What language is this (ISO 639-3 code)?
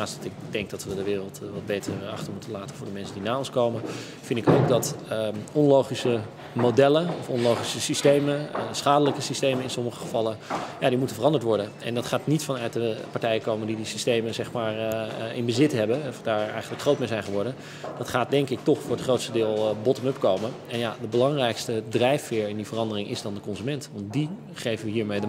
nld